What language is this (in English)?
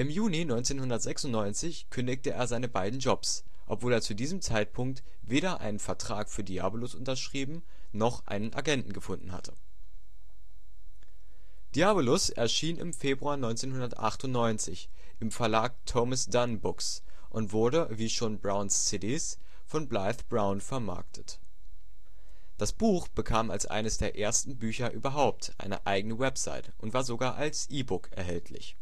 German